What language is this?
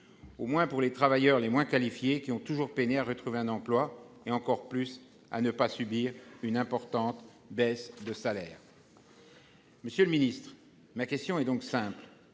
French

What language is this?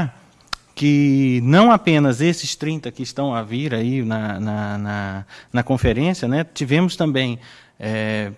Portuguese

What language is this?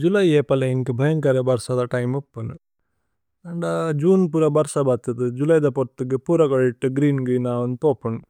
Tulu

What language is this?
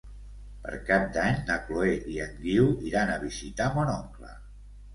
Catalan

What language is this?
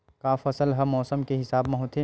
Chhattisgarhi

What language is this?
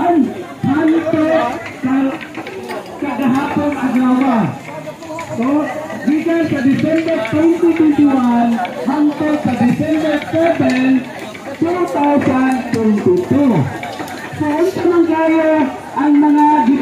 Indonesian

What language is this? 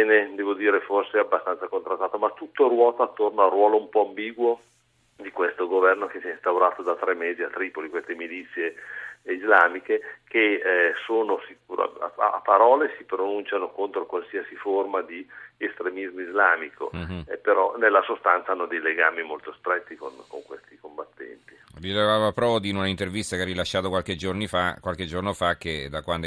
Italian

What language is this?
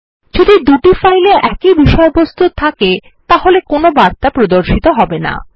Bangla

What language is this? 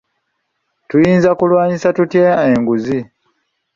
Ganda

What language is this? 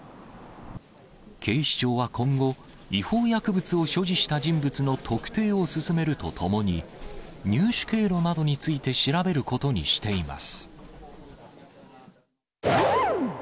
Japanese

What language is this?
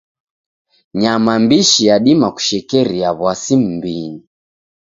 Taita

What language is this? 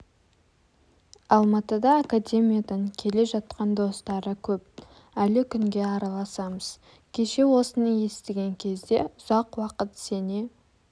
Kazakh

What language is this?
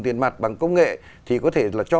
Vietnamese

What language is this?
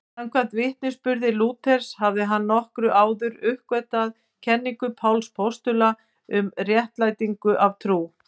Icelandic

